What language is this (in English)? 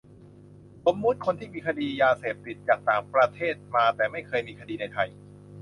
Thai